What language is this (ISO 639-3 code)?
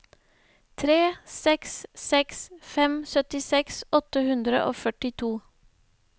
nor